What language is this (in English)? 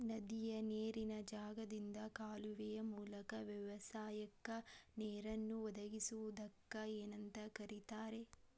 Kannada